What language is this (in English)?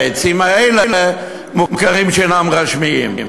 Hebrew